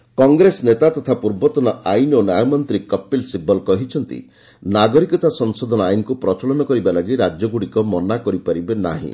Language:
Odia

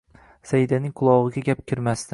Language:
Uzbek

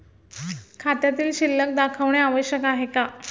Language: Marathi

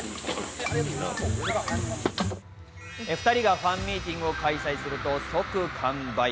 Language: Japanese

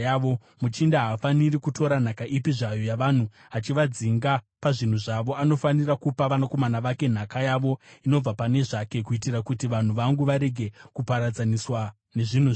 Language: Shona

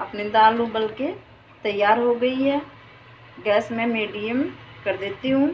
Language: Hindi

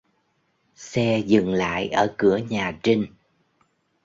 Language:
Vietnamese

